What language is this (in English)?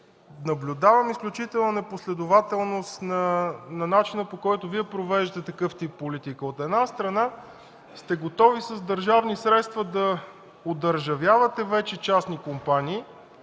Bulgarian